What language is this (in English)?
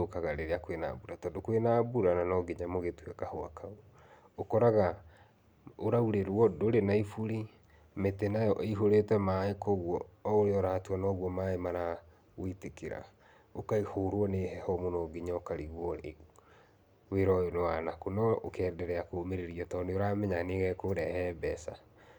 Kikuyu